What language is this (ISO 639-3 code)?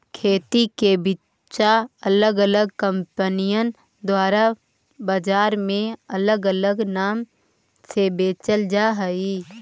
mag